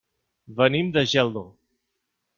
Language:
Catalan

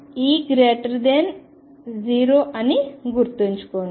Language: Telugu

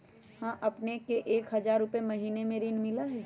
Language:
Magahi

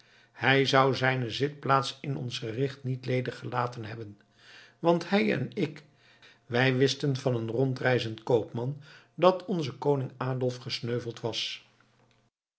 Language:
Dutch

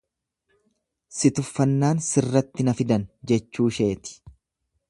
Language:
Oromo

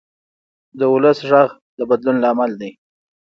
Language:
Pashto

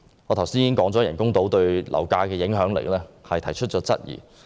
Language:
Cantonese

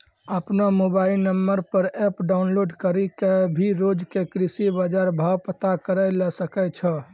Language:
Maithili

